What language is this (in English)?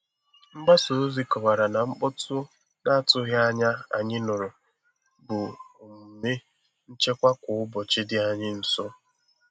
Igbo